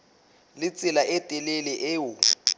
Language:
Southern Sotho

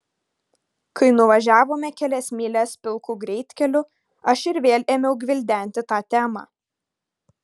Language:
Lithuanian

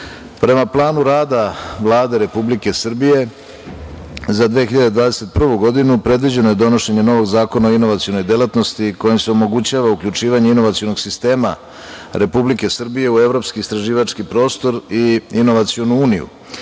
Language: Serbian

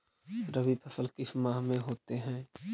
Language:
Magahi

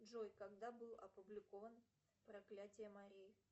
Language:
Russian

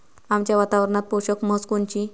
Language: Marathi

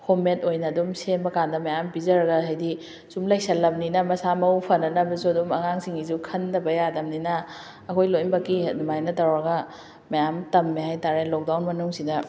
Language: Manipuri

